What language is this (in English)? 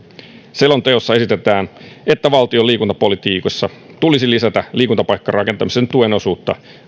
Finnish